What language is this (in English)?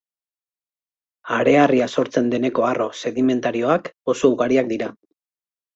Basque